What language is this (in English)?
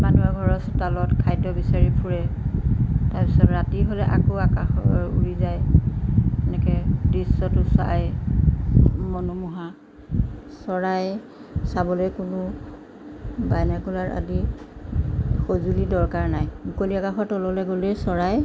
Assamese